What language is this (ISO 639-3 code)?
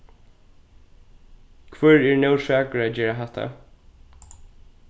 fao